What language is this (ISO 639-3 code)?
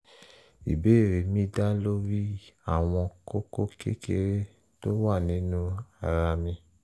yor